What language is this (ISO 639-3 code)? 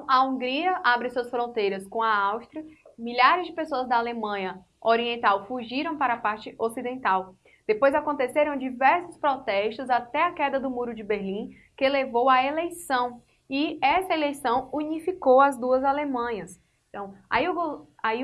por